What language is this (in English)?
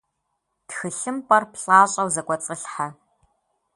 Kabardian